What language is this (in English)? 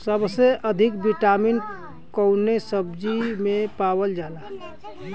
Bhojpuri